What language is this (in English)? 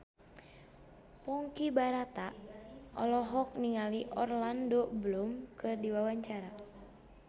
Sundanese